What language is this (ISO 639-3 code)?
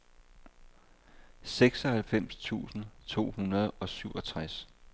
dan